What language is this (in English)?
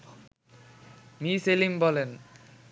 Bangla